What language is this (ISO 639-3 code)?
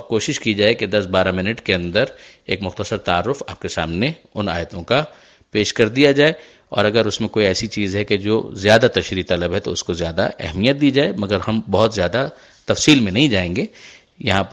urd